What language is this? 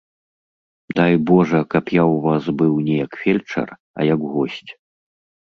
Belarusian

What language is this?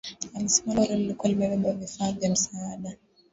Swahili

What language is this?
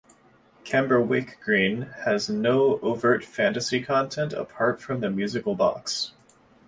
English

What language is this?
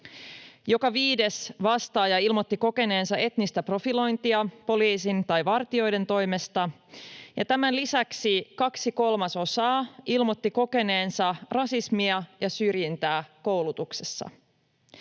Finnish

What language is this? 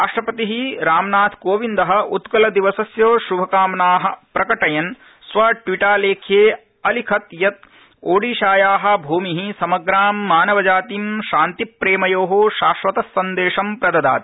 Sanskrit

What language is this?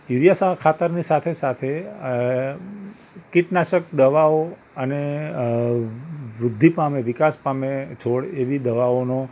Gujarati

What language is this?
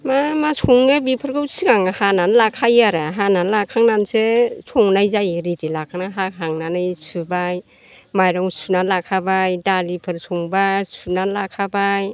Bodo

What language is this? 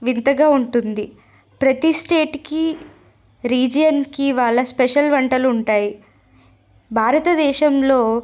Telugu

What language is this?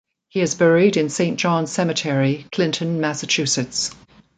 English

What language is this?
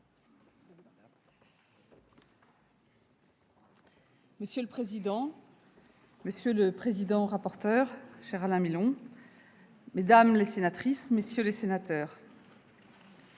French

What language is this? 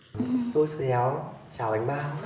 Vietnamese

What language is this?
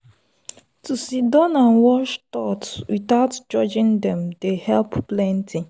Nigerian Pidgin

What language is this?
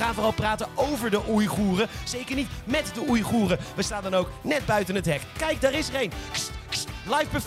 Dutch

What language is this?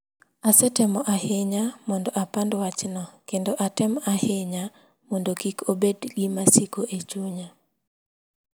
Luo (Kenya and Tanzania)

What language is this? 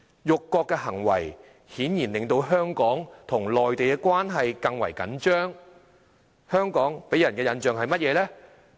Cantonese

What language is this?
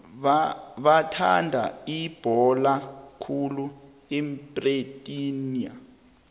South Ndebele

